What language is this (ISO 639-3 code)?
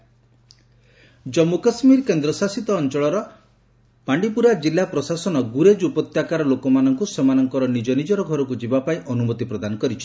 ori